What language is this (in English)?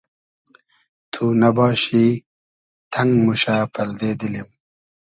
Hazaragi